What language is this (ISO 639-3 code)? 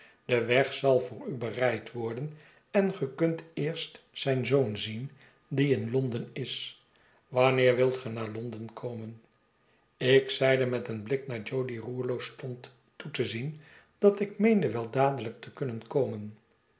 nld